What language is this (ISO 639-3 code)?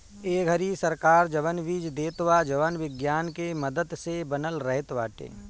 bho